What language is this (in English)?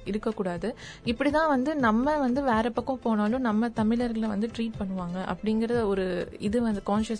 Tamil